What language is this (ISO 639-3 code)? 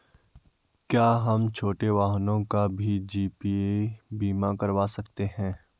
hin